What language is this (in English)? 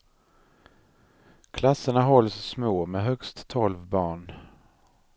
Swedish